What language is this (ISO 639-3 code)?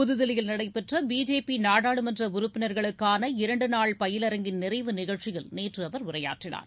tam